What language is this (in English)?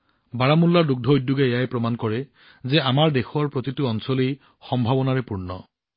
Assamese